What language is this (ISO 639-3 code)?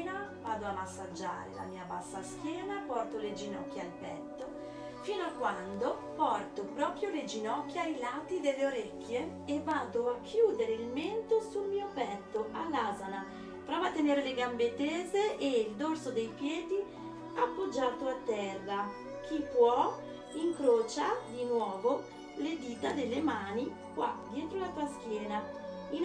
ita